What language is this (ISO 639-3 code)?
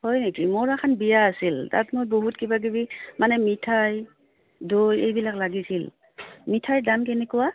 asm